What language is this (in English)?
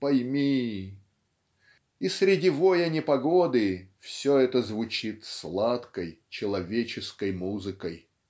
Russian